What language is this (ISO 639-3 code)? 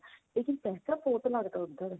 pan